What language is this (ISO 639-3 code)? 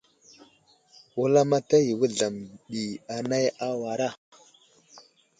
udl